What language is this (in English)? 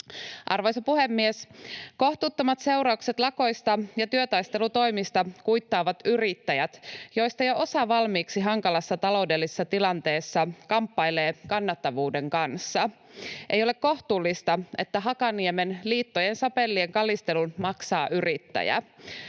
Finnish